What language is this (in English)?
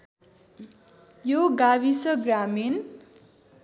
Nepali